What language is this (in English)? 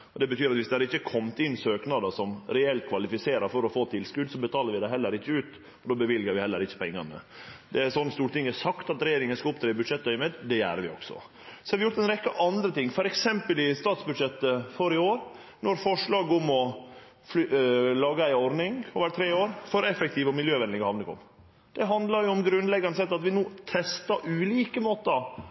Norwegian Nynorsk